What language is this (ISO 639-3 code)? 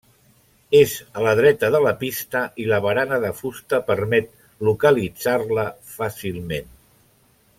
cat